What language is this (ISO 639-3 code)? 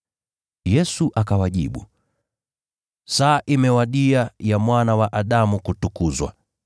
swa